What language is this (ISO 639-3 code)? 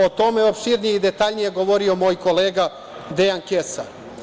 srp